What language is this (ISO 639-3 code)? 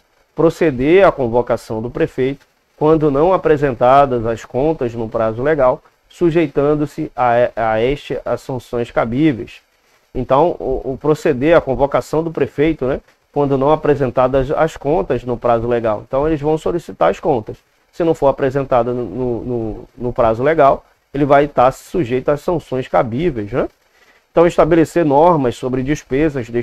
por